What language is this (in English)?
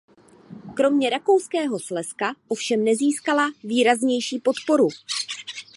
Czech